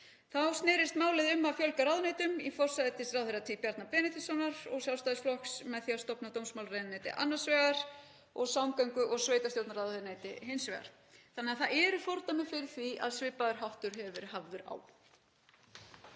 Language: Icelandic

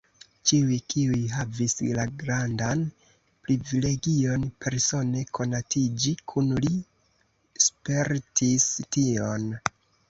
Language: Esperanto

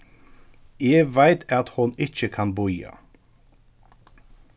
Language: Faroese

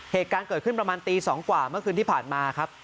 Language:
Thai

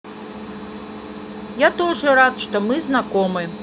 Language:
Russian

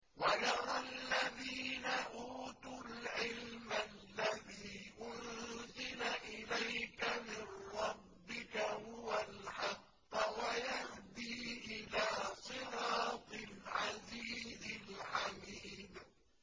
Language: Arabic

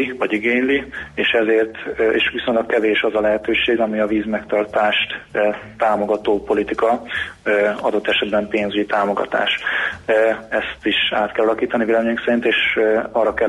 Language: Hungarian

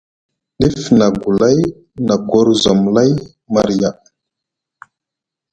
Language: Musgu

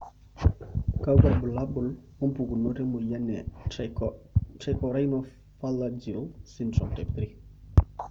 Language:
Masai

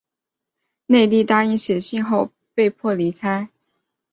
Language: Chinese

